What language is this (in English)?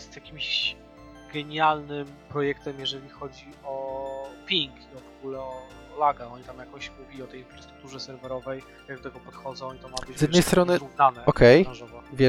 Polish